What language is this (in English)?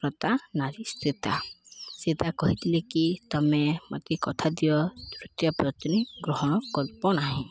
Odia